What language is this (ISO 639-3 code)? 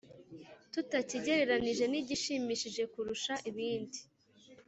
kin